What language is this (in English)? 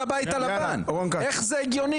Hebrew